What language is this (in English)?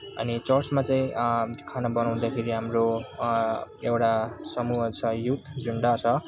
Nepali